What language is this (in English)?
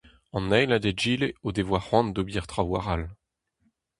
Breton